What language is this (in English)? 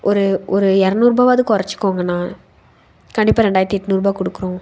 Tamil